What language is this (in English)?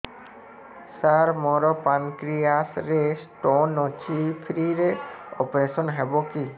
Odia